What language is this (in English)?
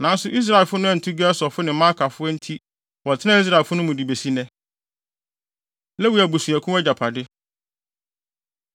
Akan